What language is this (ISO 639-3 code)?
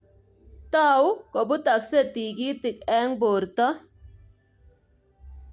kln